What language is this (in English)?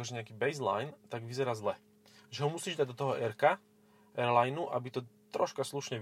Slovak